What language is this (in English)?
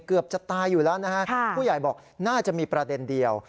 Thai